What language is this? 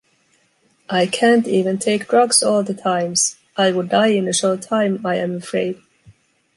English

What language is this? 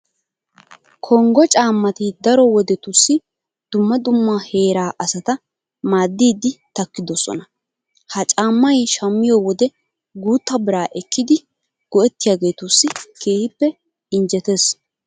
Wolaytta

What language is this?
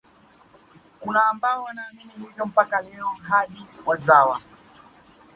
Swahili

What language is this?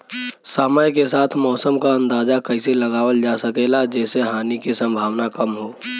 Bhojpuri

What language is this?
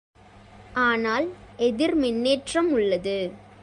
Tamil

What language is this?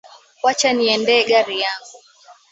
Swahili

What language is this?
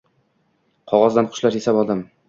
Uzbek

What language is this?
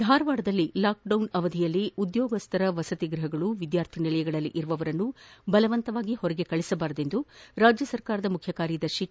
Kannada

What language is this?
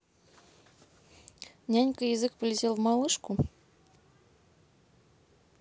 Russian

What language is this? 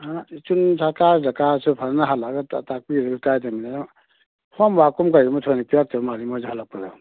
Manipuri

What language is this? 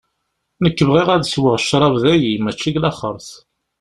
Kabyle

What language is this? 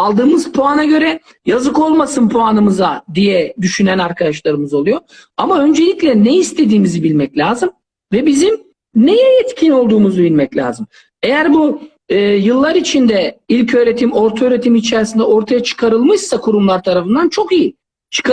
Turkish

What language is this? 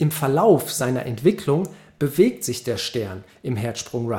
German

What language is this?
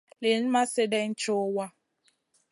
Masana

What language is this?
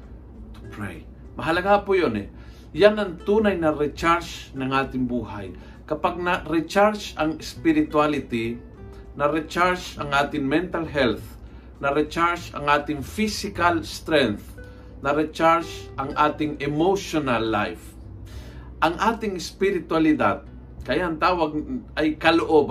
Filipino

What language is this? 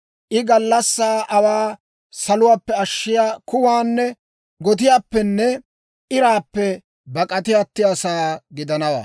Dawro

